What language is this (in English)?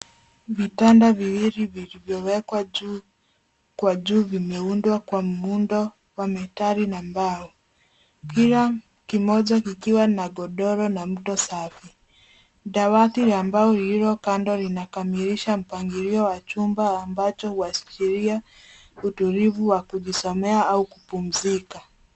Swahili